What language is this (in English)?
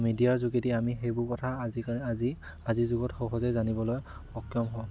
Assamese